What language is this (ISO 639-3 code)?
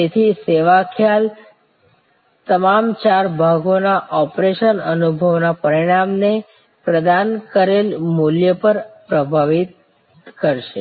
guj